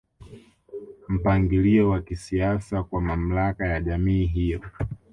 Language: Swahili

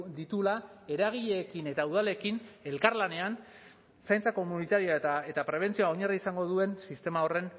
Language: Basque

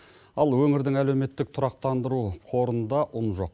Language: Kazakh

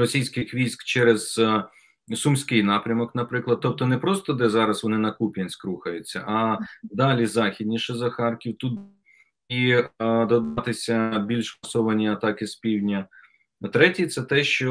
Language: Ukrainian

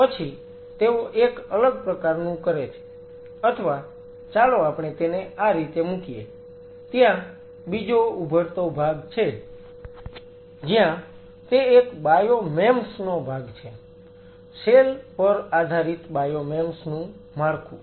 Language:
Gujarati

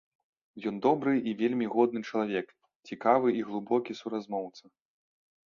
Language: Belarusian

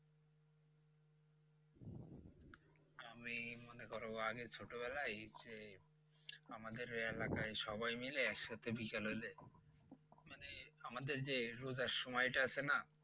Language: Bangla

